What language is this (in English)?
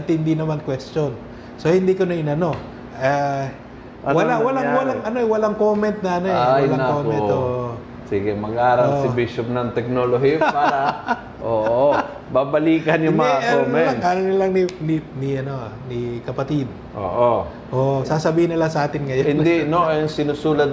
Filipino